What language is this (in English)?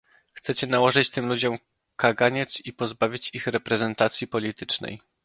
Polish